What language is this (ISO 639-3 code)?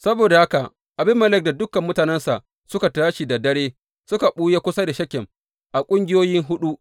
hau